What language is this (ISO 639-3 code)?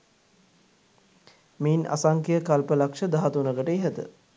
sin